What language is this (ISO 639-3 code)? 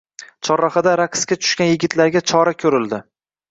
uzb